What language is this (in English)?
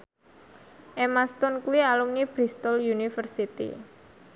Javanese